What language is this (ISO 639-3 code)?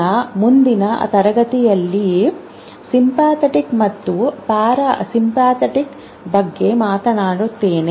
kan